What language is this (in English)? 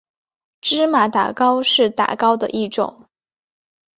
Chinese